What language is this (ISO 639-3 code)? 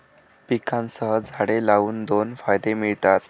mar